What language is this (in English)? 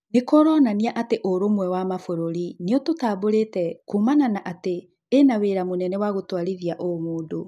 Kikuyu